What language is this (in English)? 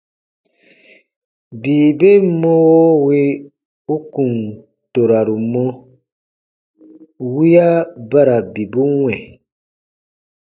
Baatonum